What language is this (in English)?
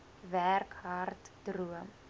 Afrikaans